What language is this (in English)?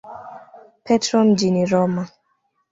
Swahili